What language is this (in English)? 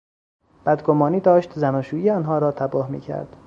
Persian